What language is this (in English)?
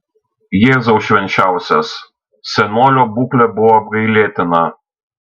Lithuanian